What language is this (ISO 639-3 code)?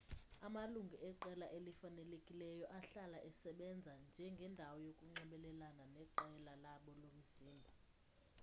xho